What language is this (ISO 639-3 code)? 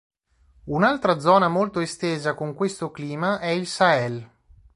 ita